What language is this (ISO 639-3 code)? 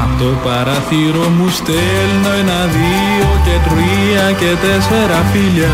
ell